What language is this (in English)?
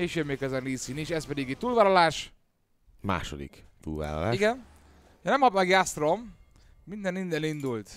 Hungarian